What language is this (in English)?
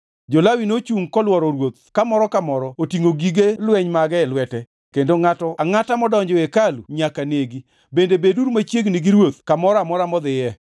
Luo (Kenya and Tanzania)